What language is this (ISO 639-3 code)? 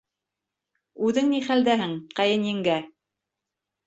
bak